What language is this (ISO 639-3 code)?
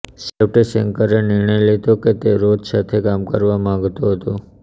guj